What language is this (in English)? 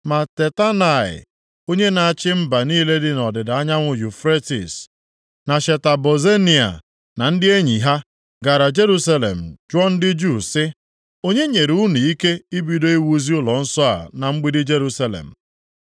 Igbo